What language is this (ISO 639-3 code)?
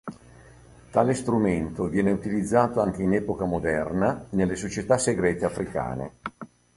ita